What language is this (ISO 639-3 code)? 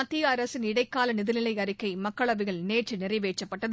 tam